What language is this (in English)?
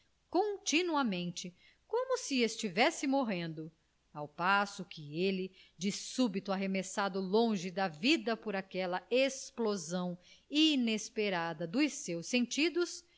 Portuguese